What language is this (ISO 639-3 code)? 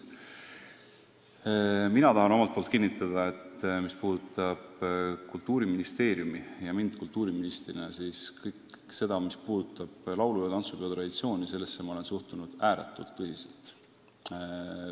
est